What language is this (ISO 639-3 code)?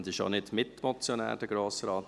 gsw